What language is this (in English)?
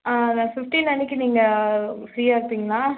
Tamil